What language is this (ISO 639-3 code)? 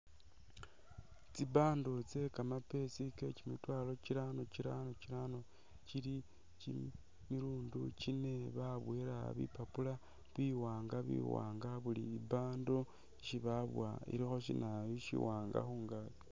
myx